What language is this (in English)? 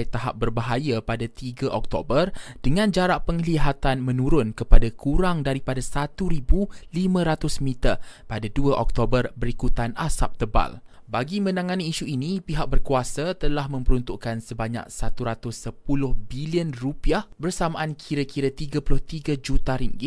Malay